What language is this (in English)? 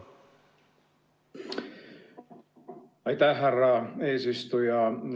Estonian